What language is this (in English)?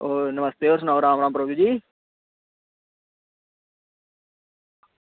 Dogri